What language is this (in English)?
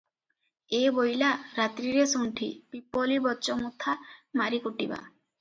Odia